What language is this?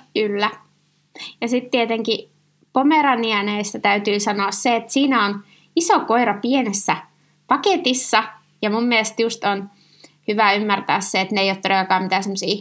Finnish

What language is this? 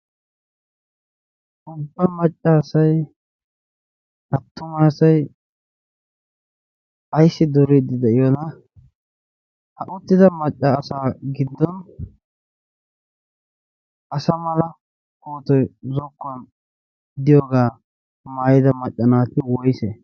Wolaytta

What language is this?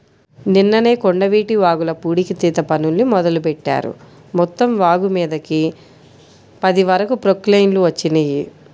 Telugu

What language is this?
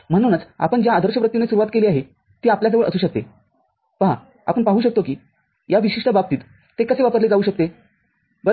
Marathi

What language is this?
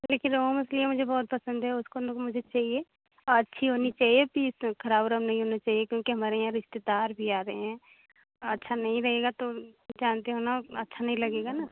Hindi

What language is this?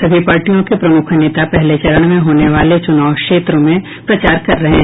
Hindi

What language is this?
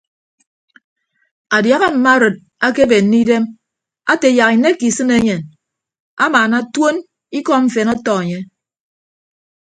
Ibibio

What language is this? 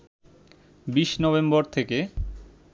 Bangla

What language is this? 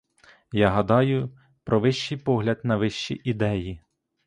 Ukrainian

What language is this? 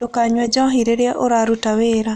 Kikuyu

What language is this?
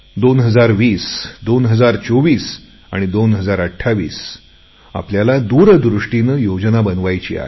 Marathi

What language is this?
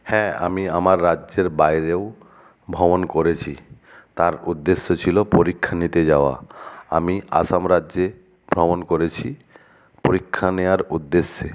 Bangla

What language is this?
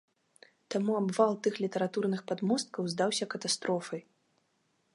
Belarusian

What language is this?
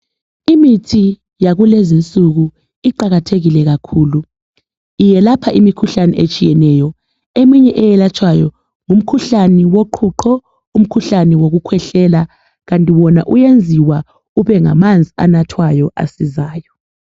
North Ndebele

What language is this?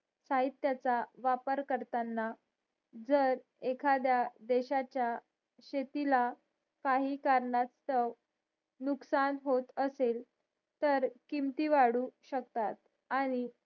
Marathi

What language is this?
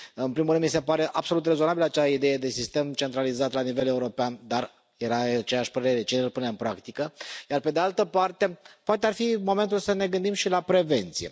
Romanian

